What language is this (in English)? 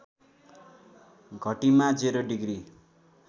Nepali